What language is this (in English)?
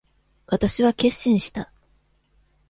Japanese